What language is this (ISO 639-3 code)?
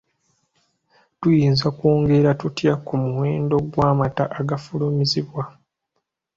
lug